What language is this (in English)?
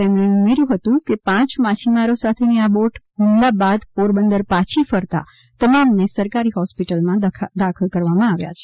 Gujarati